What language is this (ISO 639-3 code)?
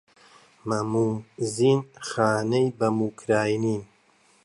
ckb